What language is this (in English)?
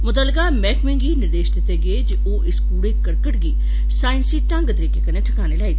Dogri